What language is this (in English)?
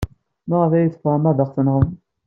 Kabyle